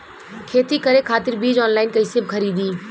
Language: Bhojpuri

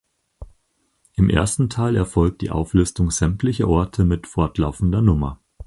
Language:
German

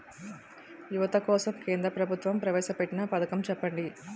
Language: Telugu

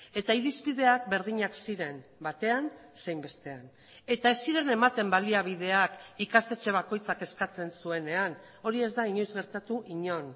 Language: Basque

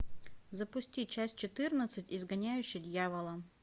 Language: Russian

